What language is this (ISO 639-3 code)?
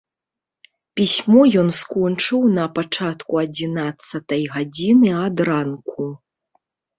bel